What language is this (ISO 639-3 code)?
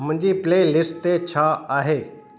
snd